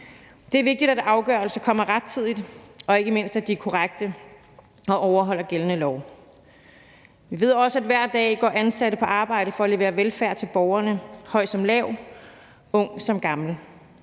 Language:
Danish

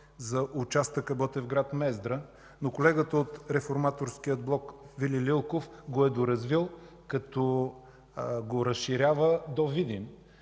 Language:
Bulgarian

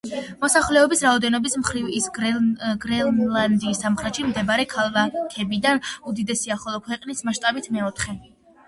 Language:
Georgian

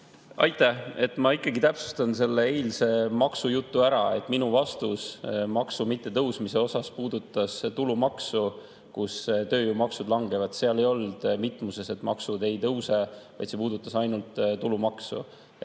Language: Estonian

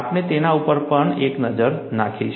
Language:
Gujarati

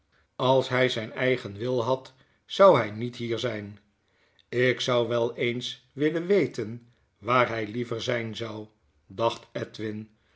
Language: Dutch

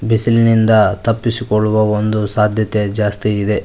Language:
Kannada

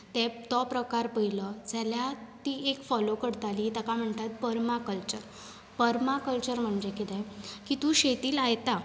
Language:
Konkani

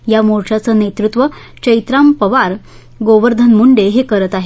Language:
Marathi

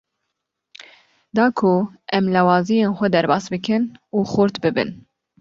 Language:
Kurdish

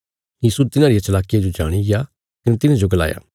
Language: Bilaspuri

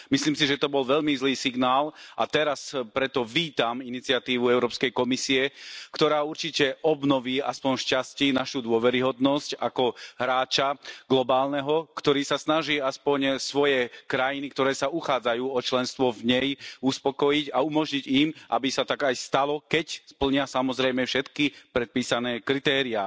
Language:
Slovak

